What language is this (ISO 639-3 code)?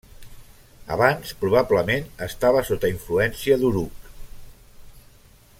cat